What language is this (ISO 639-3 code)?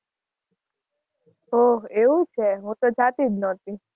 guj